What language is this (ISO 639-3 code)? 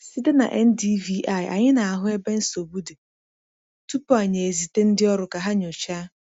ibo